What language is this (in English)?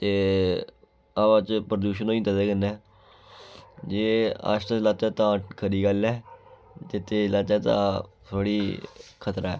Dogri